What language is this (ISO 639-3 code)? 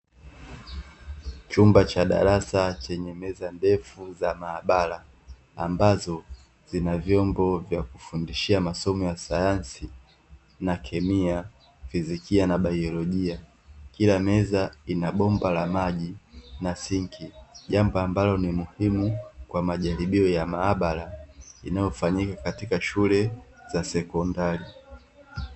swa